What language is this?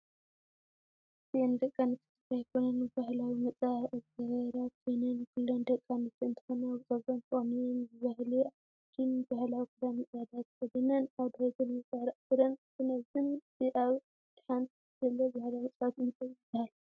Tigrinya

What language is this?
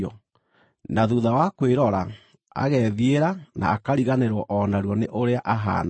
Kikuyu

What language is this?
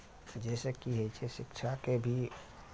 Maithili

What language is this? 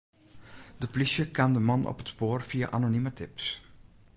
Western Frisian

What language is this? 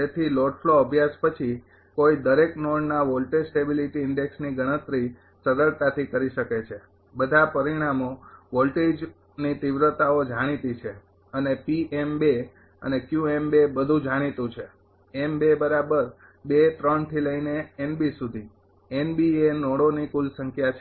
Gujarati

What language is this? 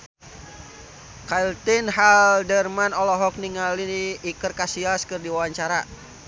Sundanese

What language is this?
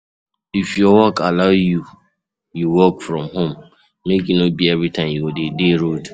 Nigerian Pidgin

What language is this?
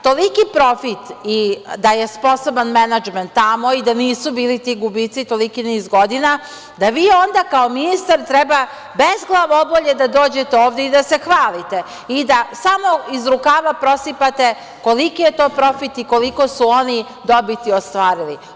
Serbian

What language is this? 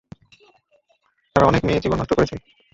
Bangla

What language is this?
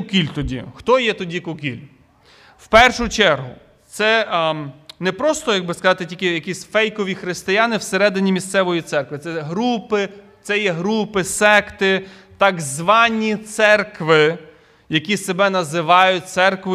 Ukrainian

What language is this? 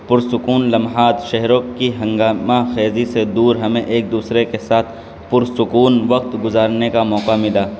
Urdu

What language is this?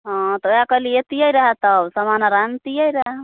Maithili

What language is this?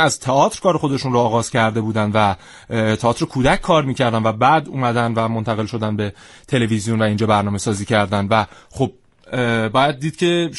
Persian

